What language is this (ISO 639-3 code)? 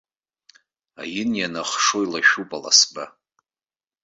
abk